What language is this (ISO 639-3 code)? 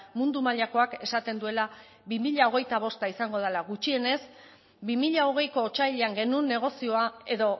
eus